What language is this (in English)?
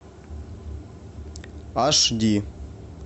Russian